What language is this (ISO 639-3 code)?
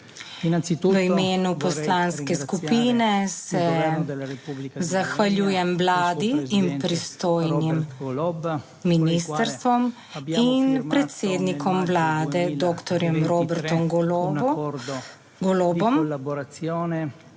slv